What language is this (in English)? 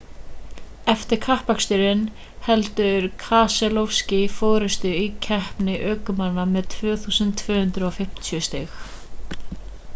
Icelandic